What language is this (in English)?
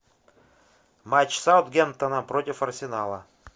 Russian